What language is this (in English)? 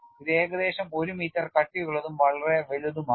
Malayalam